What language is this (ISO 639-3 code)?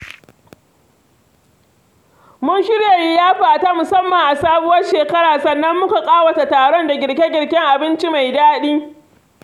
hau